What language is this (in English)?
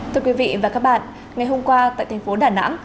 Vietnamese